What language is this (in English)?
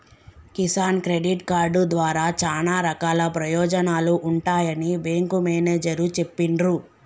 Telugu